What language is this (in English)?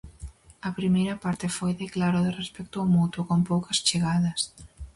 Galician